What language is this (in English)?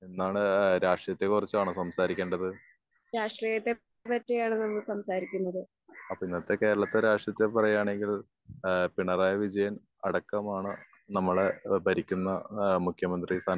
Malayalam